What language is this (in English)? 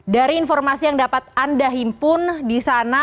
Indonesian